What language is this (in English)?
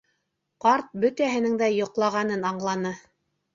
Bashkir